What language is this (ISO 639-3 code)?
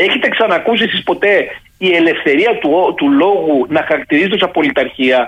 ell